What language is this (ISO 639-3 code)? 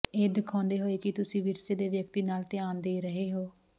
pan